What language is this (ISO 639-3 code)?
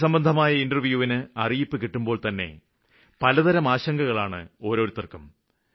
mal